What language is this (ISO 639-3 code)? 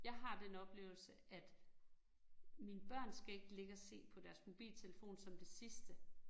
dan